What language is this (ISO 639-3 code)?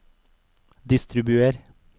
nor